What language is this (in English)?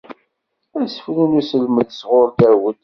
Kabyle